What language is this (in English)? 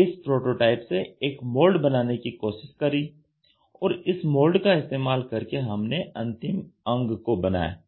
Hindi